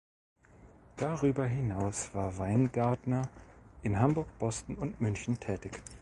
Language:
German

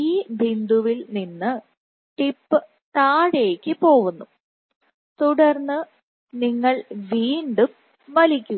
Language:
Malayalam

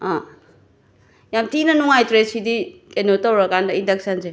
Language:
Manipuri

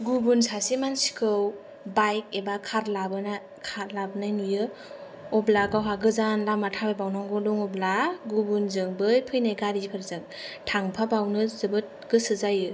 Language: Bodo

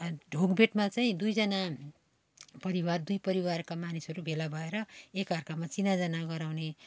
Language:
Nepali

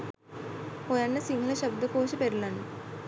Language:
Sinhala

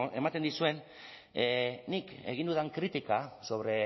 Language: Basque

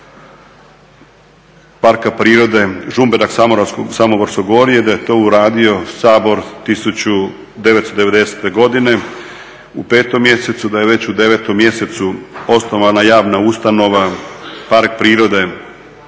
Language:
Croatian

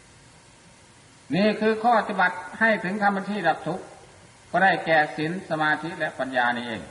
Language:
Thai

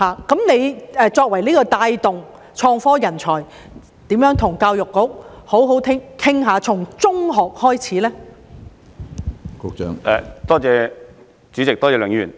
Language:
Cantonese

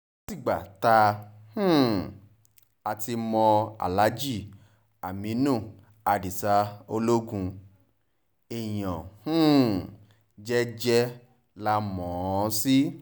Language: Yoruba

